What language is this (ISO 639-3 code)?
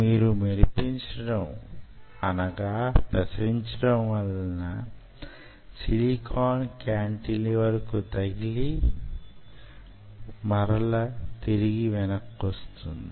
tel